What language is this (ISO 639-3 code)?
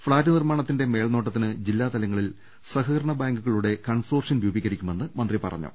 mal